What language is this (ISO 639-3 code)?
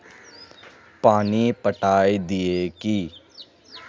mag